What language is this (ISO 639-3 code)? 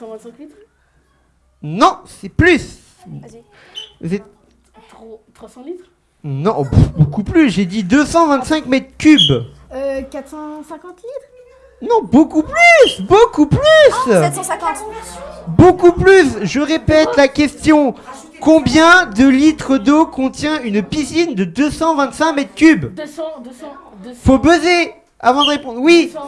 fra